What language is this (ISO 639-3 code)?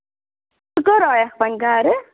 kas